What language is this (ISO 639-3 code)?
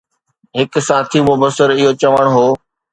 snd